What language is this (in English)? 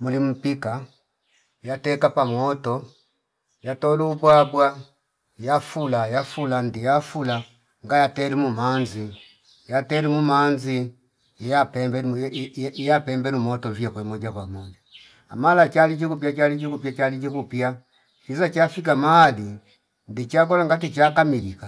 Fipa